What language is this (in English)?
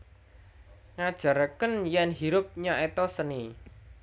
Javanese